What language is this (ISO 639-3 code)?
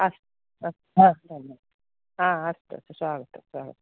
san